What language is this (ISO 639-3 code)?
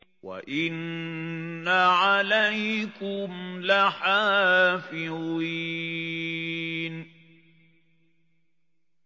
ara